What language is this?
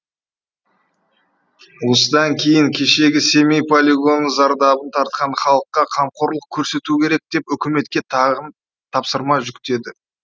Kazakh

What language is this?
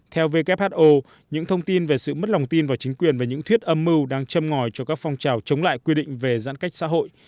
Vietnamese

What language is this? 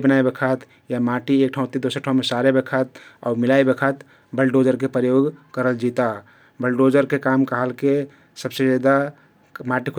Kathoriya Tharu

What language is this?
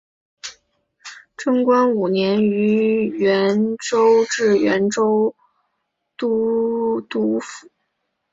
Chinese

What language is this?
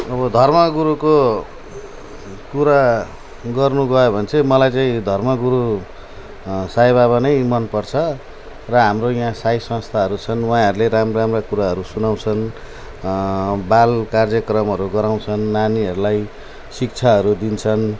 Nepali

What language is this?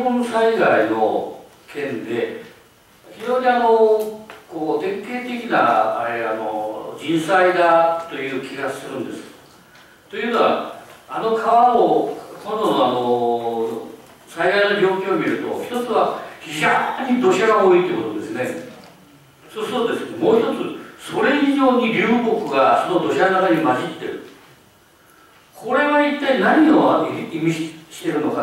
Japanese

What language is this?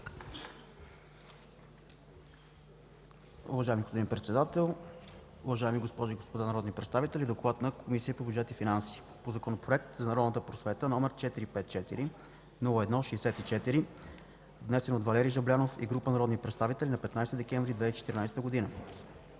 Bulgarian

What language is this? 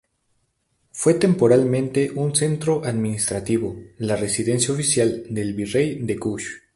Spanish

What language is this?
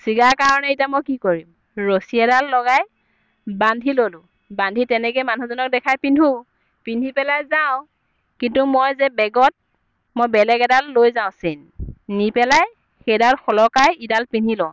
Assamese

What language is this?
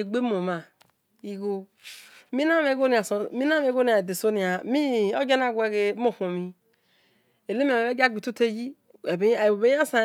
Esan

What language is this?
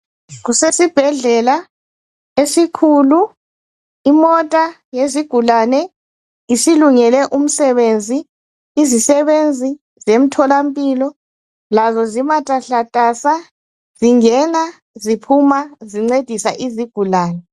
North Ndebele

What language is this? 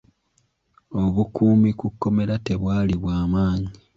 Ganda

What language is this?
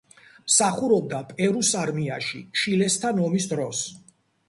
Georgian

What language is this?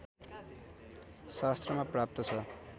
Nepali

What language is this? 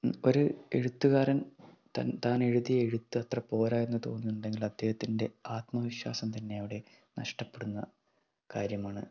Malayalam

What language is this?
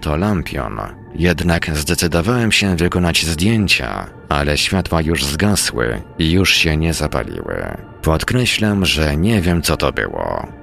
Polish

